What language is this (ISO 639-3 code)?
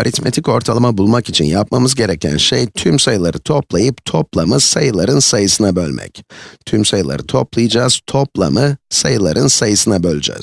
tur